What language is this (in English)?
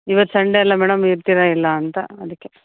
Kannada